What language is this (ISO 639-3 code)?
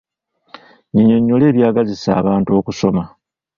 lug